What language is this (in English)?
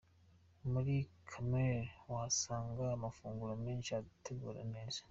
Kinyarwanda